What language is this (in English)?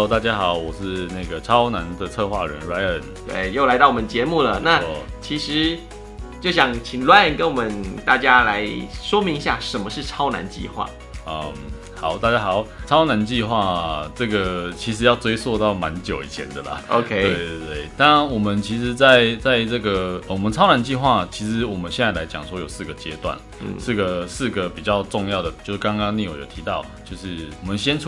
Chinese